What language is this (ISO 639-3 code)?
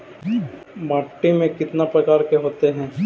mag